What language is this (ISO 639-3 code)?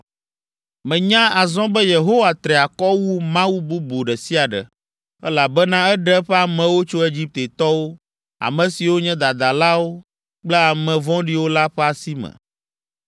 ewe